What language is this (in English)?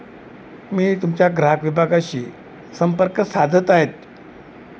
Marathi